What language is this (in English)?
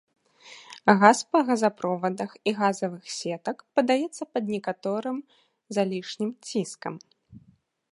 Belarusian